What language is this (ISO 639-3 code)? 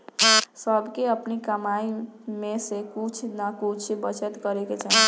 bho